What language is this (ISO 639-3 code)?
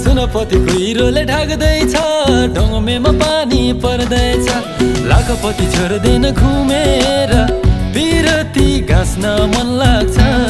ron